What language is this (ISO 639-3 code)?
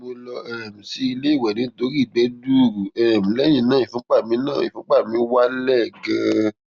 yor